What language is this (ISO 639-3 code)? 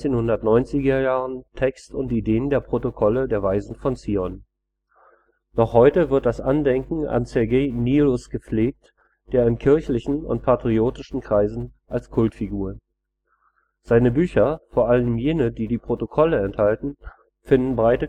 deu